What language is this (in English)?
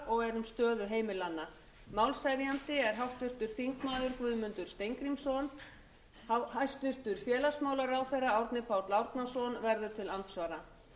Icelandic